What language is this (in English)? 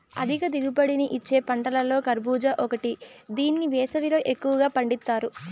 Telugu